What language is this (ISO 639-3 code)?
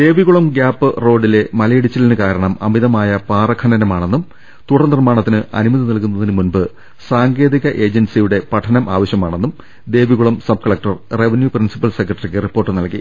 mal